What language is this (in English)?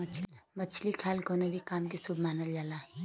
Bhojpuri